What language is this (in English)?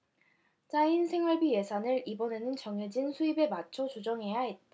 Korean